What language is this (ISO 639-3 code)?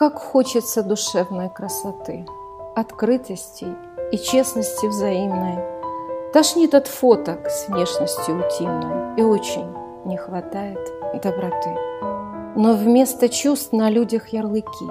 rus